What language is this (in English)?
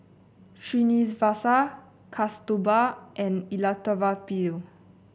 English